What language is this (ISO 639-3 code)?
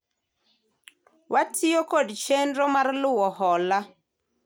luo